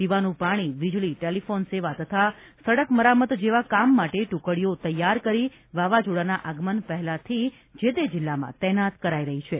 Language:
Gujarati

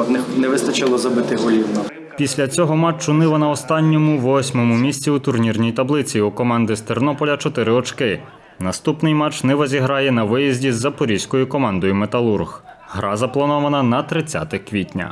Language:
Ukrainian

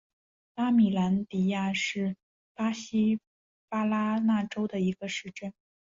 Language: Chinese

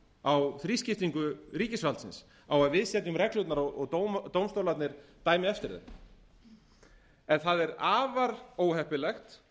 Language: Icelandic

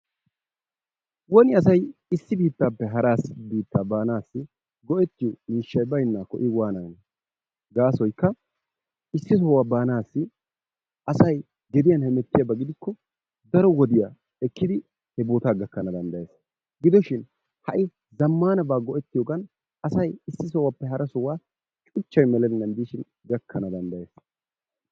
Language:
Wolaytta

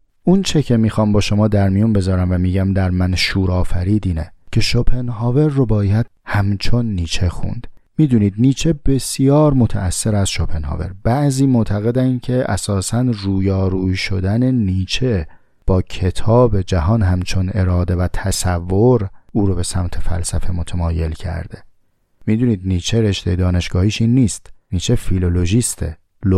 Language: Persian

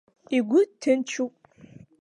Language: Abkhazian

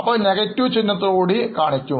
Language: Malayalam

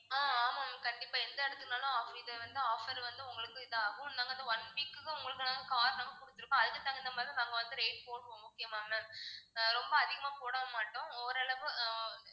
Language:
Tamil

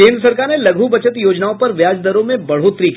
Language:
Hindi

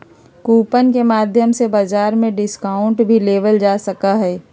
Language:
Magahi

